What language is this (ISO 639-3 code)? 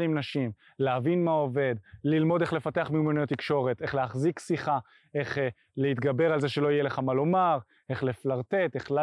heb